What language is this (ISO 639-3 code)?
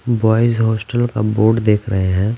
hin